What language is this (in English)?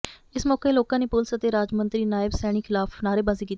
Punjabi